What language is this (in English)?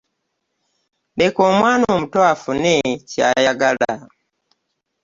Ganda